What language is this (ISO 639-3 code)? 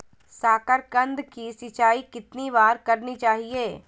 mag